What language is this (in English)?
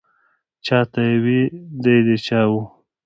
Pashto